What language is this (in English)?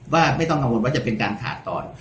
Thai